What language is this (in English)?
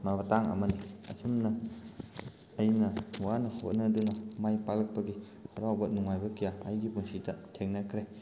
Manipuri